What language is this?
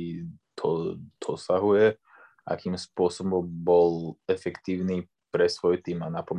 Slovak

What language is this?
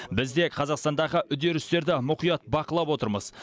Kazakh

